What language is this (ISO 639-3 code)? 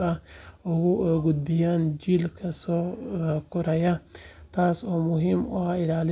som